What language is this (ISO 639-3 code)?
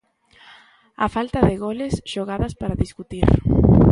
glg